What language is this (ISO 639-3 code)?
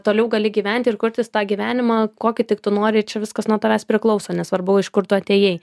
lit